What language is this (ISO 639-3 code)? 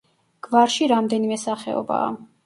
kat